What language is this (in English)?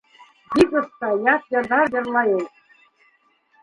Bashkir